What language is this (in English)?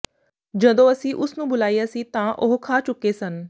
Punjabi